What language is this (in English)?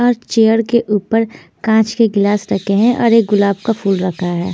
Hindi